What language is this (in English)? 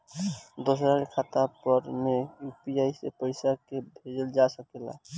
Bhojpuri